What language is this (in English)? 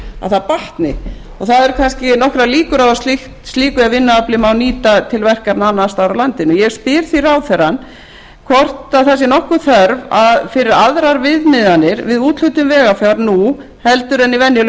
Icelandic